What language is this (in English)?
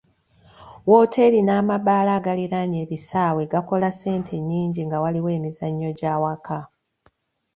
Ganda